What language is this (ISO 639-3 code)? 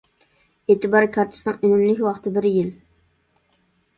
uig